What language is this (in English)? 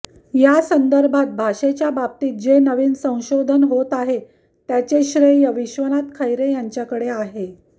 Marathi